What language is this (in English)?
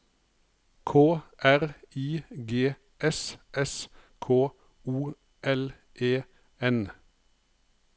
Norwegian